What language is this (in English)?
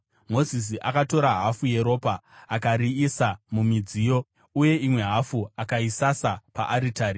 Shona